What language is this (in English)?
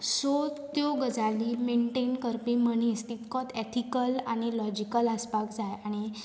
Konkani